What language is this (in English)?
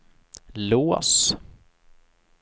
Swedish